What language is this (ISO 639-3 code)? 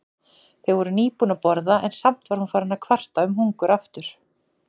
isl